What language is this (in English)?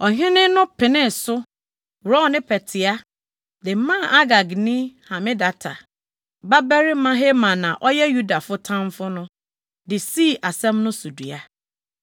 Akan